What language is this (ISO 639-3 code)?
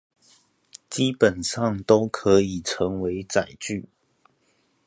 zho